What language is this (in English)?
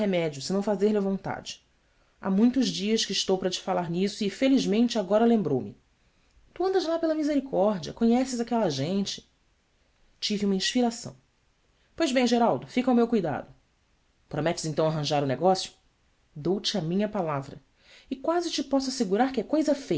Portuguese